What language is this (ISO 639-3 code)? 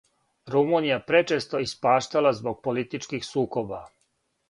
srp